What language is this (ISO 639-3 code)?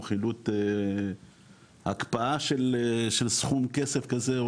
heb